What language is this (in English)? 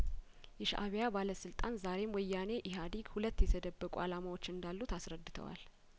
Amharic